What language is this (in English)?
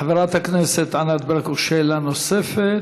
Hebrew